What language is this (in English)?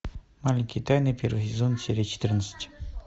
Russian